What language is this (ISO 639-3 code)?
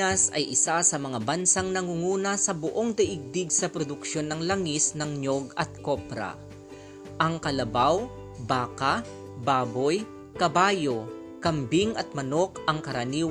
fil